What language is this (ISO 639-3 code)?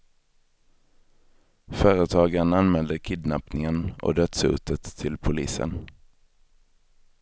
swe